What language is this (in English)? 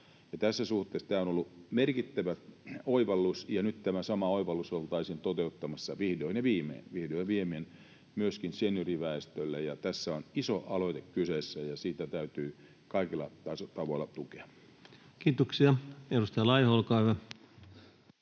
Finnish